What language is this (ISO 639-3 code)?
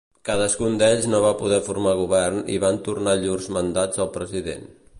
cat